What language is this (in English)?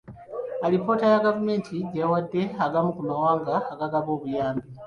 Ganda